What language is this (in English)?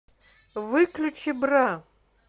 Russian